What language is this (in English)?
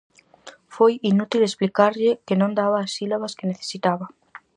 Galician